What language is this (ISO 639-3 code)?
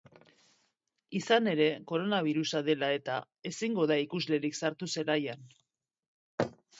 eus